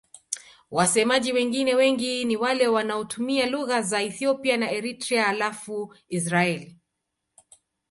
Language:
Swahili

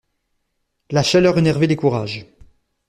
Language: French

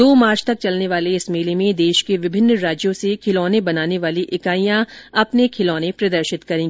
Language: Hindi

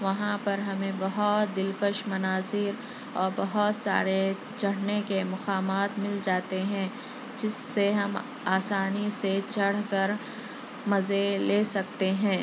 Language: Urdu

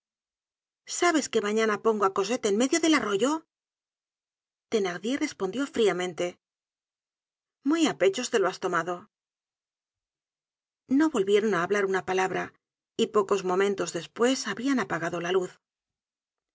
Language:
Spanish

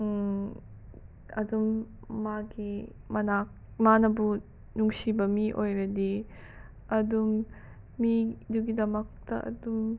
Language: Manipuri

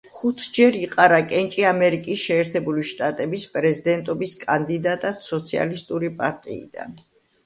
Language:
Georgian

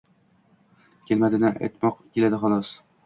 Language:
Uzbek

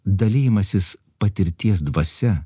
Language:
Lithuanian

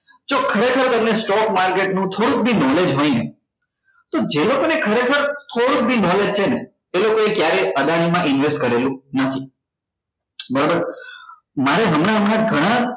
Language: Gujarati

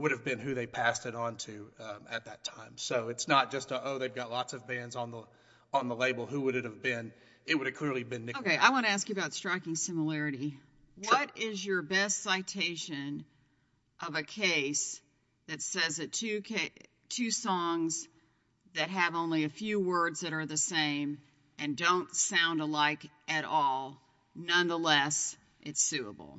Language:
English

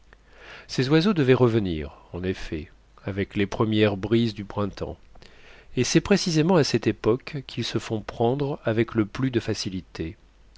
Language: French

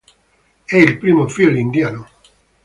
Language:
Italian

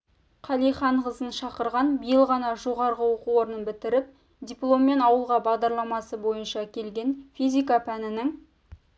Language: Kazakh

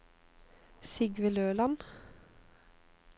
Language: Norwegian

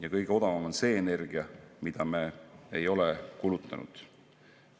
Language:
Estonian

